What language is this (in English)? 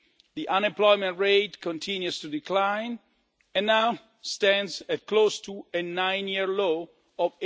English